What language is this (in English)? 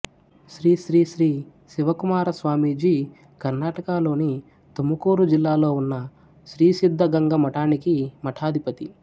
Telugu